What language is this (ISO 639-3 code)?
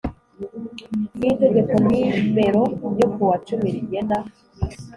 kin